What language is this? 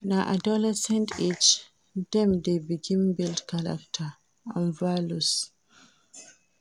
Nigerian Pidgin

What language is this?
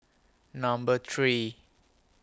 English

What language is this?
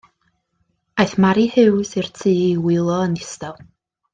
Welsh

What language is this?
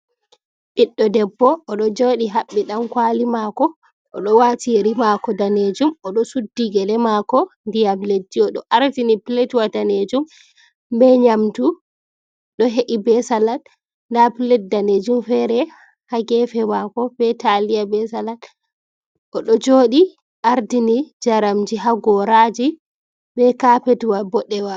Fula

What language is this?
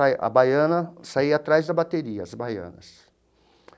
Portuguese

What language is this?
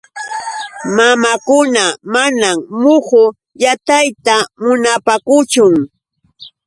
Yauyos Quechua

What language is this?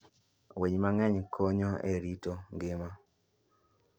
Luo (Kenya and Tanzania)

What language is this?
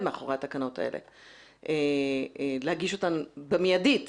Hebrew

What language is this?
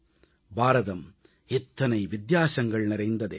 Tamil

